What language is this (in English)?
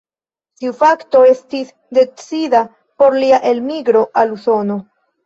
Esperanto